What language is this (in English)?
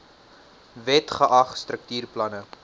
Afrikaans